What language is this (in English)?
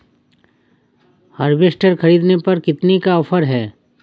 Hindi